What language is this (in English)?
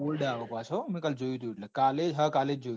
Gujarati